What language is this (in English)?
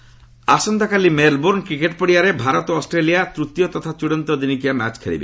Odia